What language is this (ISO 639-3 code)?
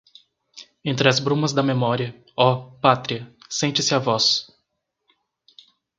por